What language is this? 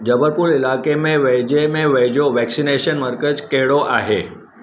Sindhi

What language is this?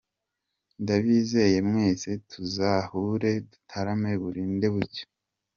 Kinyarwanda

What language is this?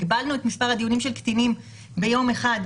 Hebrew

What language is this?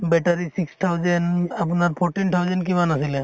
Assamese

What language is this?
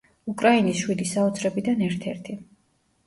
Georgian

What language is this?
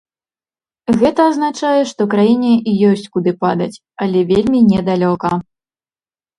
Belarusian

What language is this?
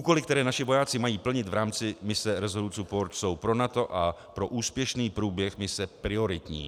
Czech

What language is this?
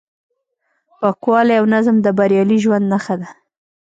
Pashto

